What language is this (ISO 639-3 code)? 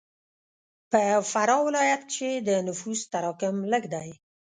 pus